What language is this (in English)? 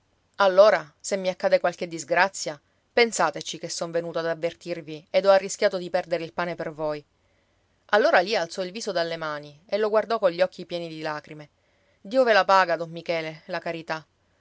Italian